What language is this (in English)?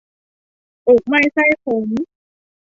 Thai